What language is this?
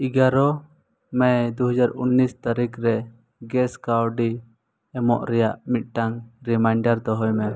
Santali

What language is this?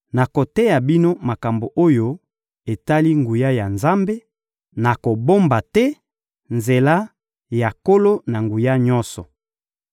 Lingala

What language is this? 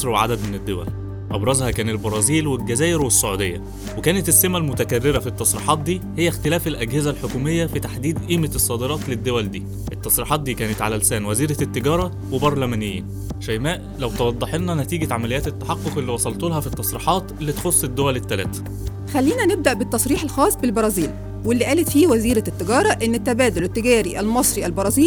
Arabic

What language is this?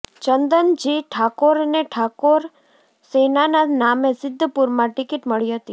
Gujarati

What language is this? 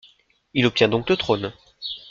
French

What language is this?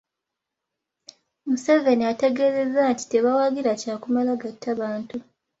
Ganda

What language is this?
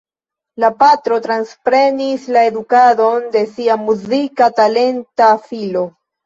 Esperanto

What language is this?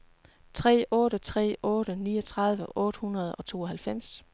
Danish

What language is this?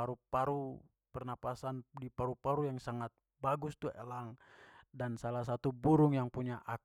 Papuan Malay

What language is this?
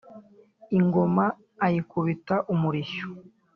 Kinyarwanda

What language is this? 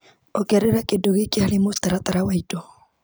Kikuyu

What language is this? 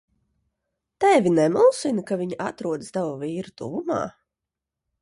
Latvian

